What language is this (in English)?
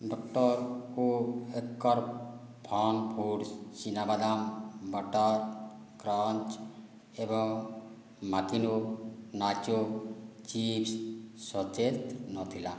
Odia